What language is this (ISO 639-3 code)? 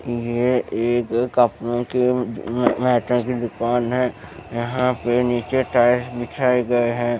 hin